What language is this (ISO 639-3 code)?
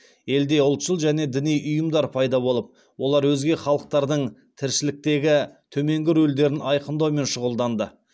kaz